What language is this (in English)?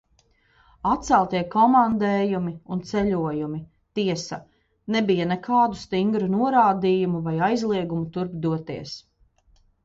Latvian